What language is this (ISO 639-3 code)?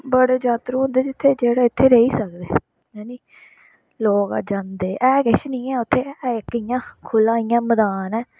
doi